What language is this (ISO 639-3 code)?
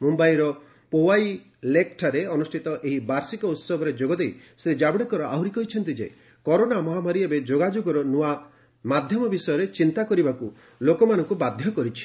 ori